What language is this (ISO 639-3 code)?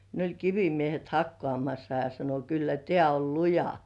fin